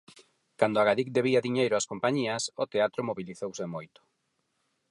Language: Galician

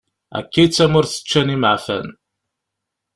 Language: Kabyle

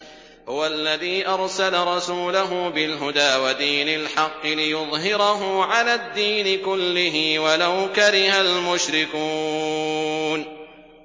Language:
Arabic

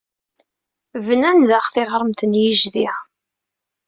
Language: Kabyle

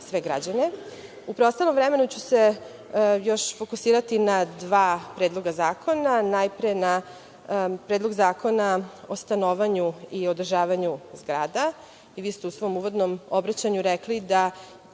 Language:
Serbian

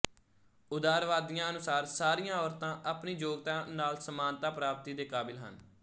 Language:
Punjabi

